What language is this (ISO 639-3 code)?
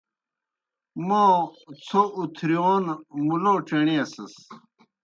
plk